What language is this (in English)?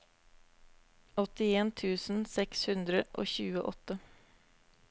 Norwegian